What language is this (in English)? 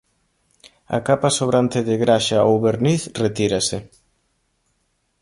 Galician